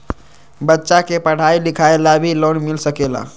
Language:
Magahi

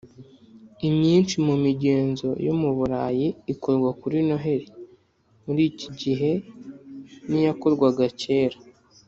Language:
Kinyarwanda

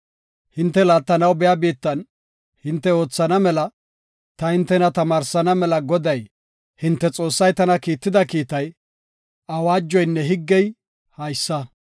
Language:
Gofa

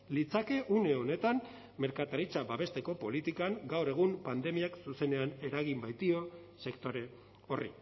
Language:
Basque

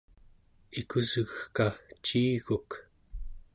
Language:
Central Yupik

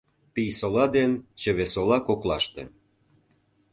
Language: Mari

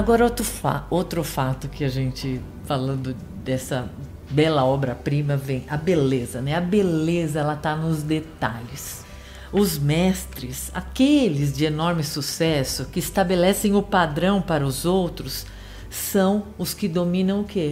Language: Portuguese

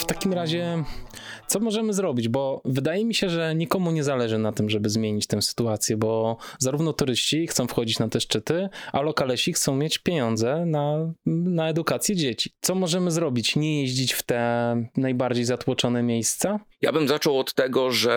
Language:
Polish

